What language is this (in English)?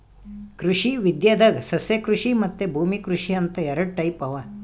Kannada